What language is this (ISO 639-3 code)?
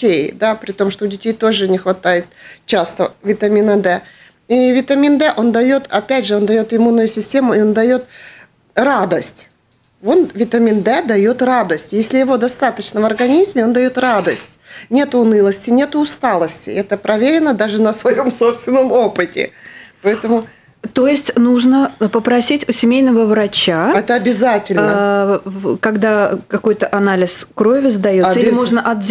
rus